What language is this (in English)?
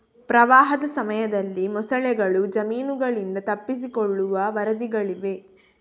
Kannada